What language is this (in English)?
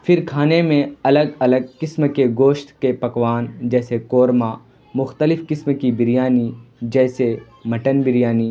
Urdu